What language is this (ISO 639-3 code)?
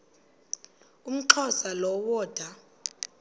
xho